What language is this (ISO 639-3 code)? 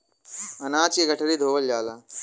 bho